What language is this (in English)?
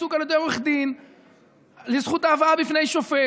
Hebrew